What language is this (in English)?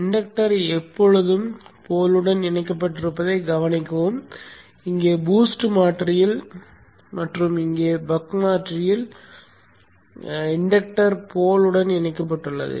Tamil